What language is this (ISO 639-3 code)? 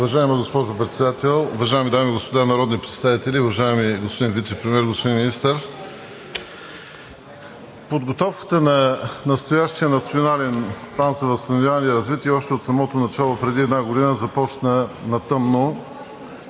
bul